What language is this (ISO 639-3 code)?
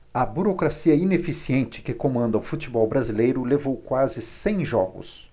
por